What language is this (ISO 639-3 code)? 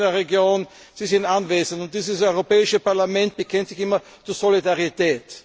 deu